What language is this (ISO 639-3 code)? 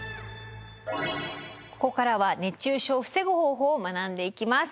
jpn